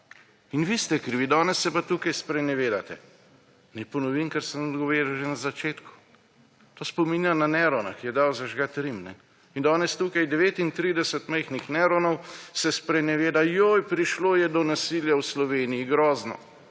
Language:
Slovenian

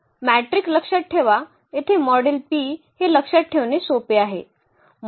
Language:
Marathi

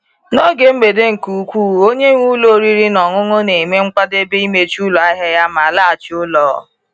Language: Igbo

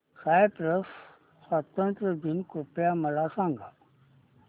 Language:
Marathi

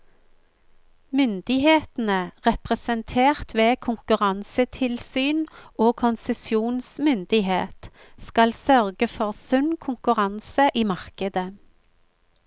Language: Norwegian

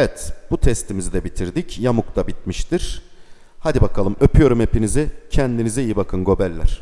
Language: Turkish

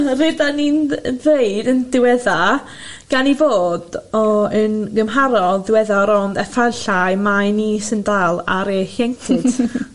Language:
Welsh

